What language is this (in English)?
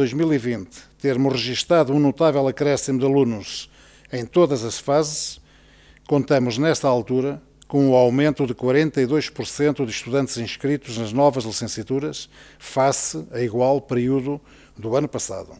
Portuguese